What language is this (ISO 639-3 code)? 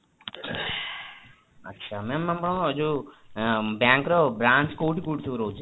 ori